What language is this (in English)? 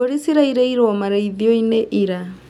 Kikuyu